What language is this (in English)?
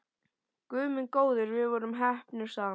Icelandic